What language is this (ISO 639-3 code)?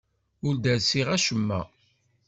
kab